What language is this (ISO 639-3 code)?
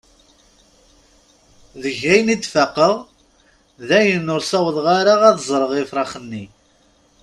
kab